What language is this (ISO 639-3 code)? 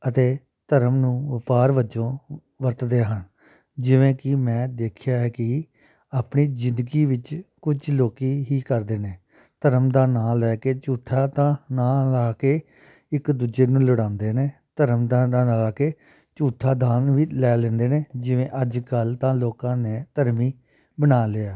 pan